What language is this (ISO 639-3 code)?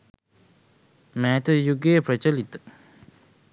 sin